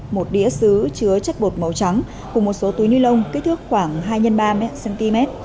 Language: Vietnamese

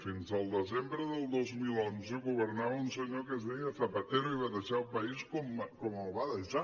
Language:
Catalan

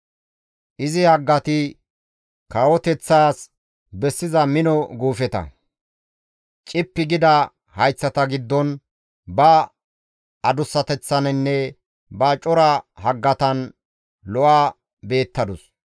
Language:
Gamo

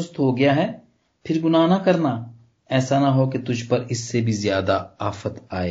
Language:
Punjabi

